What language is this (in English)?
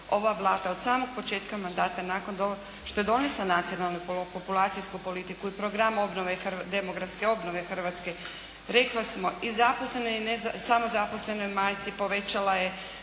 Croatian